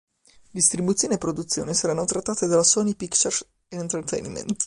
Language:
Italian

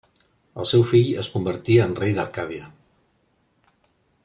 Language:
Catalan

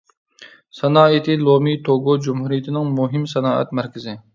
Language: Uyghur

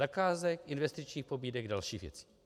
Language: Czech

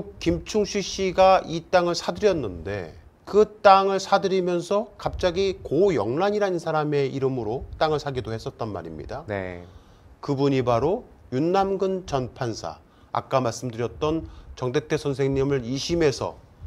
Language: Korean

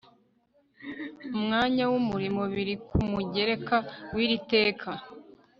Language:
Kinyarwanda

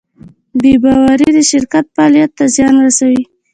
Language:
Pashto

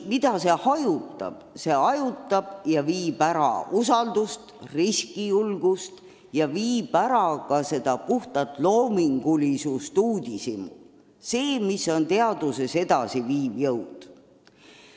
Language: Estonian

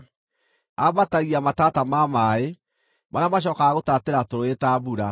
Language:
Kikuyu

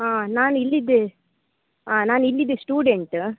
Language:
Kannada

